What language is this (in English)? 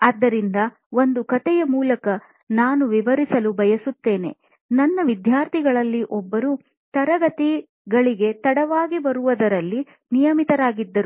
Kannada